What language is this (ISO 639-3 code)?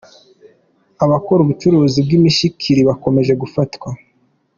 kin